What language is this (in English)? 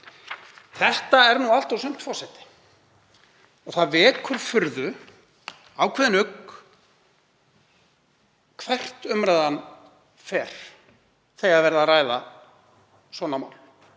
Icelandic